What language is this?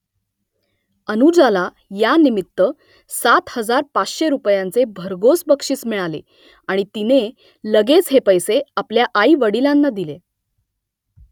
Marathi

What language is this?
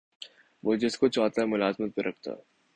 Urdu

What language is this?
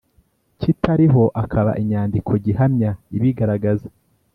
Kinyarwanda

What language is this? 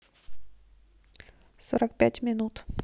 Russian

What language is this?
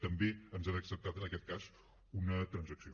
Catalan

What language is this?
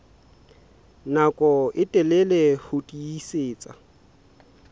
Southern Sotho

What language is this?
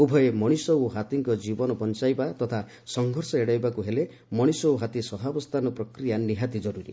Odia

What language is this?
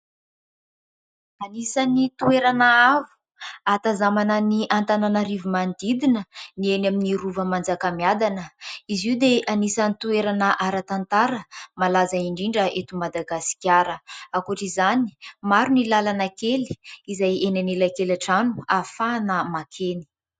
Malagasy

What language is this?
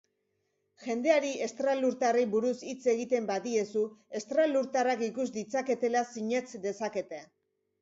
Basque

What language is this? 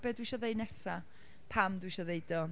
Welsh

